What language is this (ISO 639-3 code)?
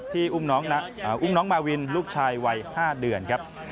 tha